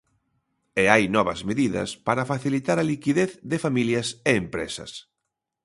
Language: Galician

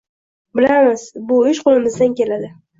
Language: Uzbek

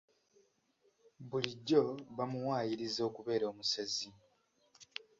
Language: Ganda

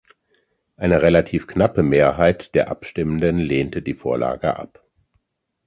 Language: German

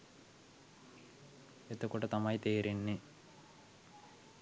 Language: Sinhala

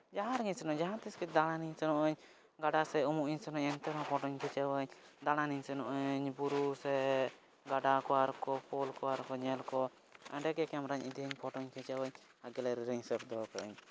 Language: Santali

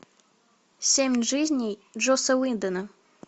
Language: Russian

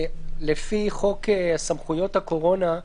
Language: Hebrew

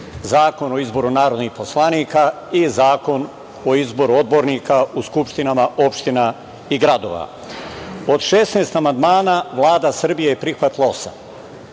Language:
Serbian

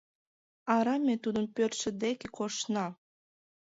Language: Mari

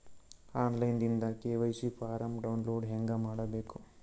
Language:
Kannada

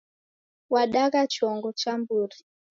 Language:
Taita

